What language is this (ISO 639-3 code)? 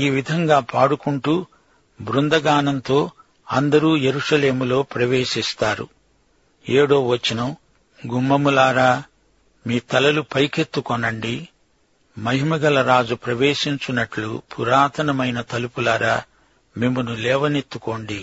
tel